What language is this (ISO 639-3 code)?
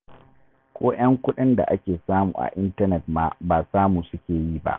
hau